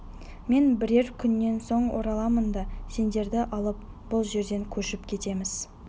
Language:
Kazakh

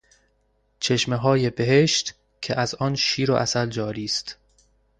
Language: Persian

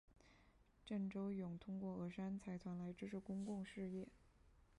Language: Chinese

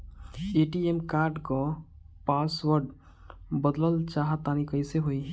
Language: Bhojpuri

